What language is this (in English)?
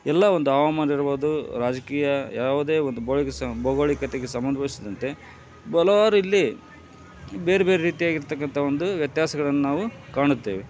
Kannada